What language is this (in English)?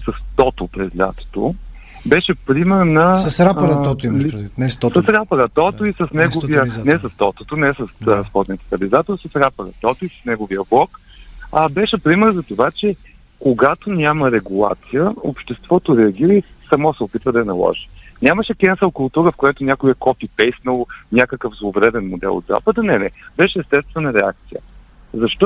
Bulgarian